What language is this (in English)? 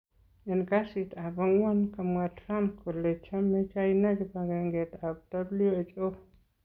Kalenjin